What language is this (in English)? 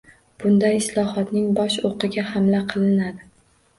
Uzbek